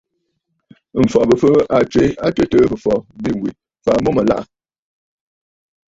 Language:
Bafut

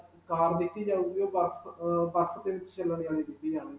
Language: Punjabi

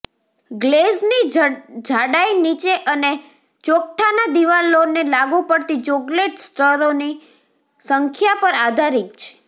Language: Gujarati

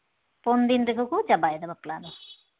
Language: Santali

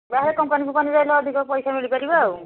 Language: Odia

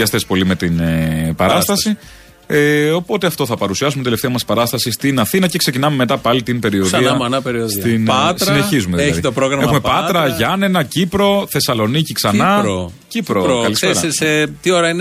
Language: Greek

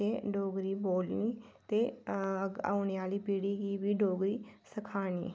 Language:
Dogri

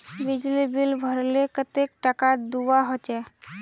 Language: Magahi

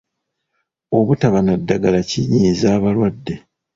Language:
Ganda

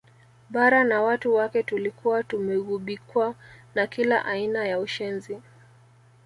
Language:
Swahili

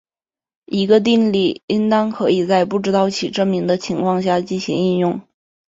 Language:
Chinese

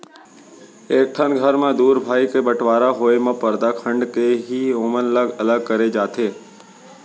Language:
Chhattisgarhi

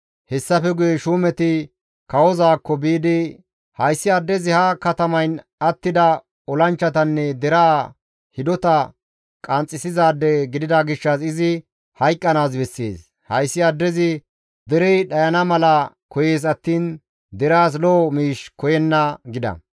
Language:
Gamo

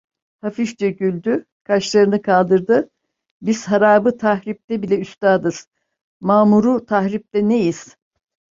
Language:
Turkish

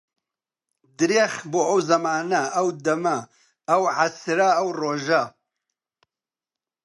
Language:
Central Kurdish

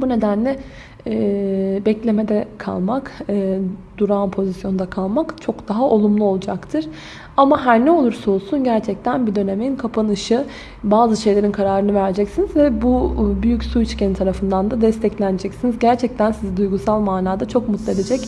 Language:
Turkish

